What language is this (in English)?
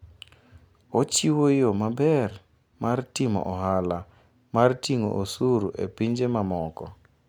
Luo (Kenya and Tanzania)